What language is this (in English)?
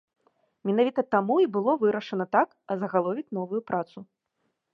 Belarusian